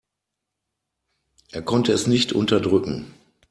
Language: German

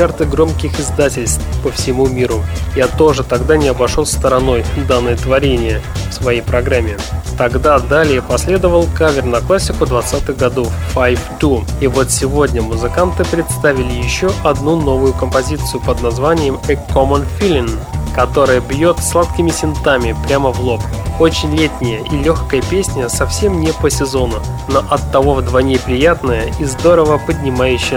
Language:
Russian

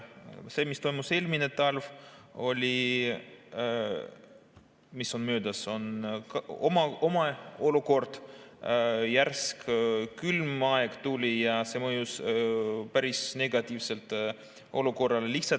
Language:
Estonian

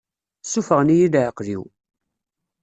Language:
Kabyle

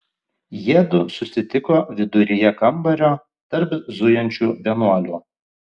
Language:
Lithuanian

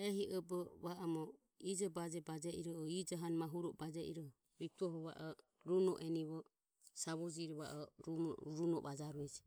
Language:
Ömie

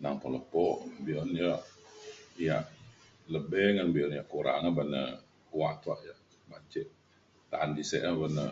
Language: Mainstream Kenyah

